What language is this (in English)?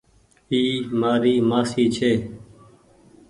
Goaria